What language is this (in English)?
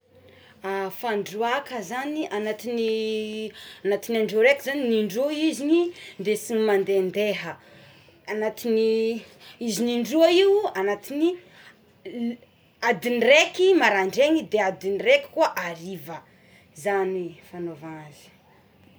Tsimihety Malagasy